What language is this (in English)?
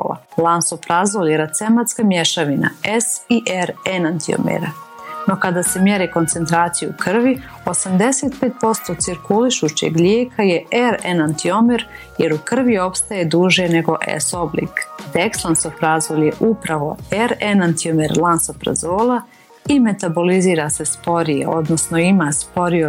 Croatian